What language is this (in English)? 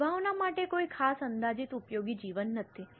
Gujarati